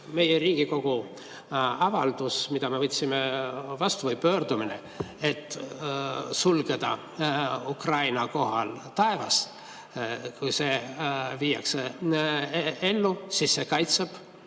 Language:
Estonian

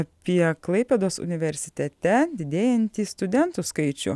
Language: Lithuanian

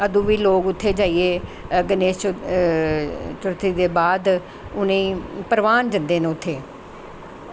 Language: Dogri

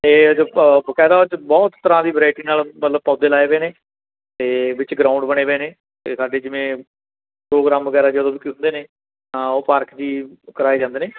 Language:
Punjabi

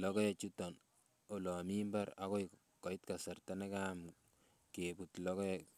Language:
Kalenjin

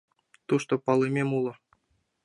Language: Mari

